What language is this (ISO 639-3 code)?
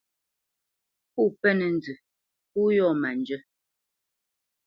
bce